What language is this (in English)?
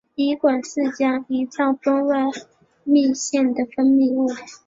Chinese